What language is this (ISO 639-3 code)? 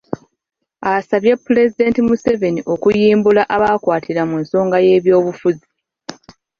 lug